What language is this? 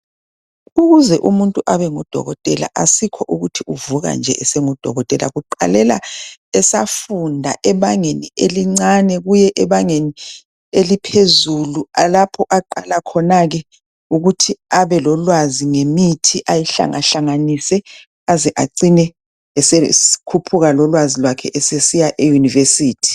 North Ndebele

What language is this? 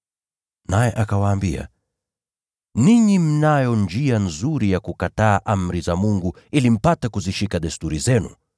Swahili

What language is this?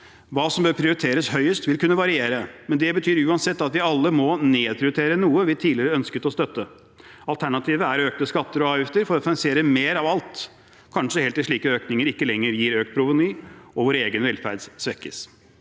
Norwegian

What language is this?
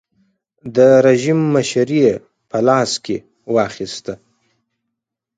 Pashto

